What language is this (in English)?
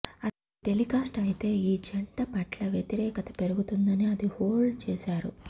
Telugu